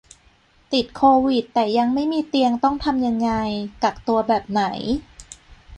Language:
Thai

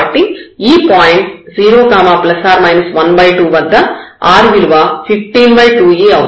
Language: Telugu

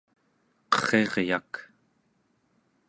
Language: Central Yupik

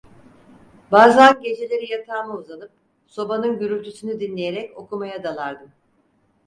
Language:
Turkish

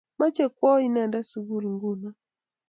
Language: Kalenjin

